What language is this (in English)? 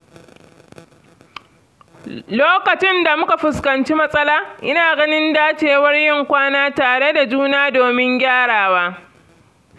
Hausa